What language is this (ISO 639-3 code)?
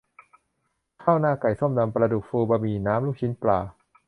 tha